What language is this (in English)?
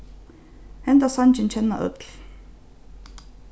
Faroese